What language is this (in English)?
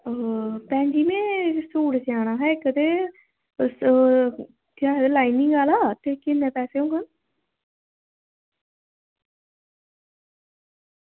Dogri